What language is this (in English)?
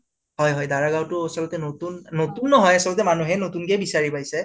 Assamese